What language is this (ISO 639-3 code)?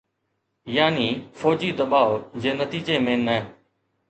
snd